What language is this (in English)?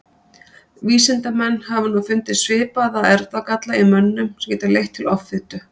Icelandic